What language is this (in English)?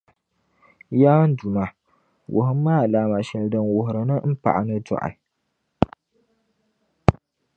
Dagbani